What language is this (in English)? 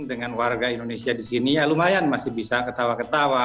Indonesian